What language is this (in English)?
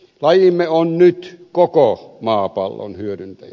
Finnish